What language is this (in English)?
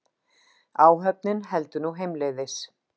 Icelandic